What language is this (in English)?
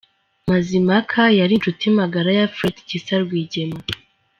Kinyarwanda